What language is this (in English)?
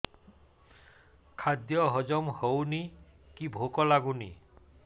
Odia